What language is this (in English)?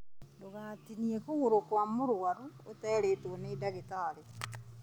Kikuyu